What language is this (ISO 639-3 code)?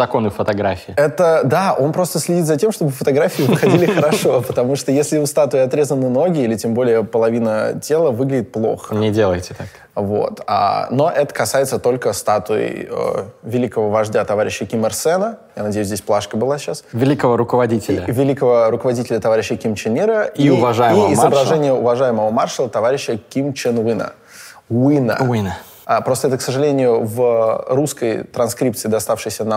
rus